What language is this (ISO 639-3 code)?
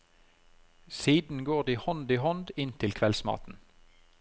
nor